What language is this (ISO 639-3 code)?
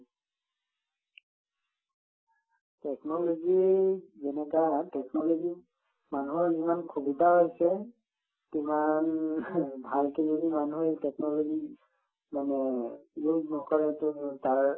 asm